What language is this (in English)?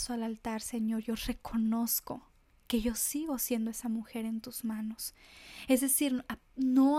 Spanish